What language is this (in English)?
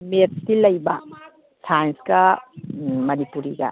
Manipuri